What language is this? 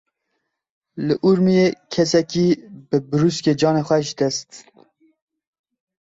Kurdish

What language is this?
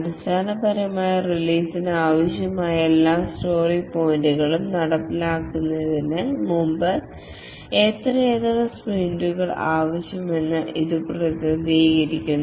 Malayalam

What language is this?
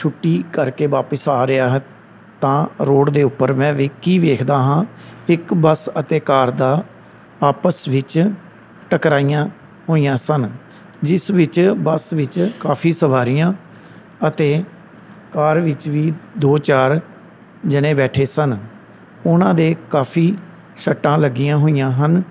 Punjabi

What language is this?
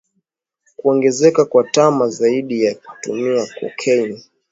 Swahili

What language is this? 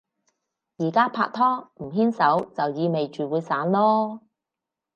Cantonese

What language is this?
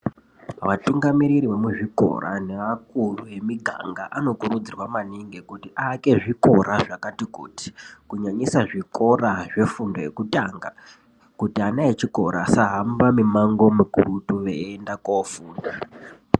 Ndau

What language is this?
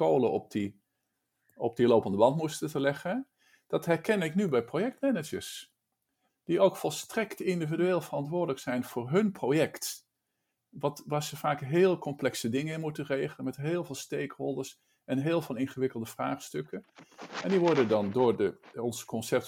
Dutch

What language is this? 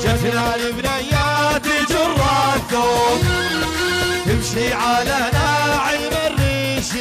Arabic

